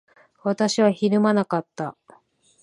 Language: Japanese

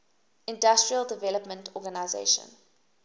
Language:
English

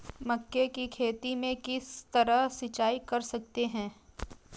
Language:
Hindi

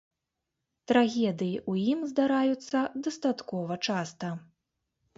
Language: Belarusian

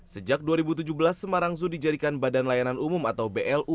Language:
Indonesian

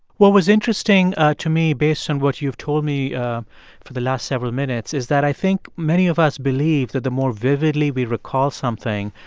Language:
English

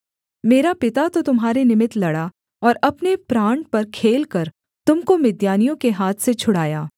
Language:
Hindi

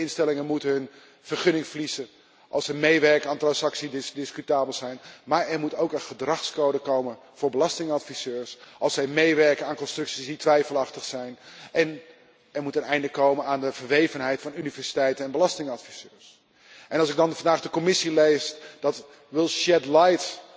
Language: Dutch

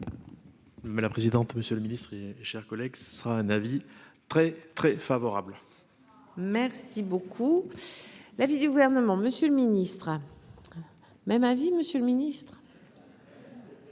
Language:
French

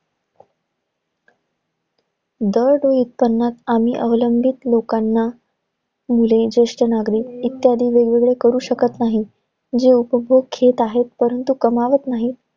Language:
Marathi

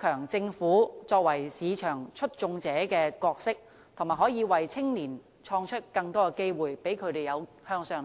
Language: Cantonese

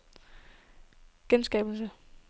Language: Danish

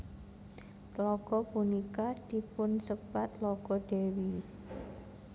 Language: Javanese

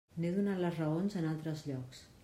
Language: Catalan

